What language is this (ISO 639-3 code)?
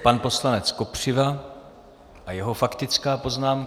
ces